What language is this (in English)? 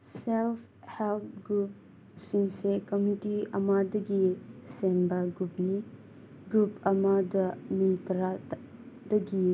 Manipuri